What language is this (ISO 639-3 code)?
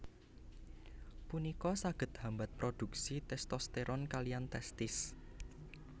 jav